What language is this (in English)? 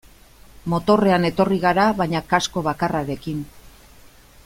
Basque